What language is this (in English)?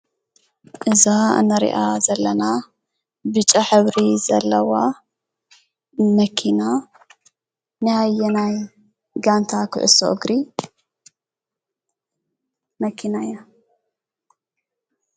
Tigrinya